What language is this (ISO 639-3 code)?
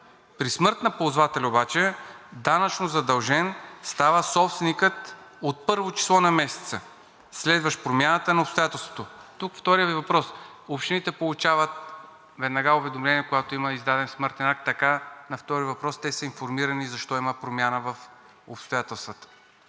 bul